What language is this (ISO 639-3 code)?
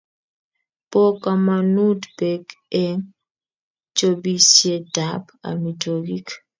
kln